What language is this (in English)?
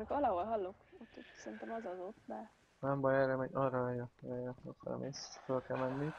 Hungarian